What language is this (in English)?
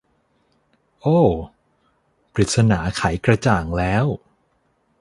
Thai